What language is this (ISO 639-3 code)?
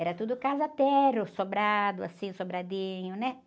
por